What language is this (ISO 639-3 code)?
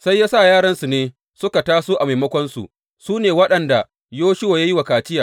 hau